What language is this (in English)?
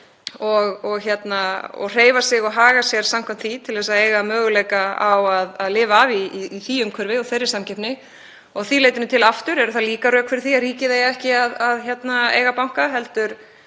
Icelandic